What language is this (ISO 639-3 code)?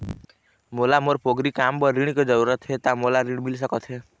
hne